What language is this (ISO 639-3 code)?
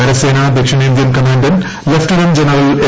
mal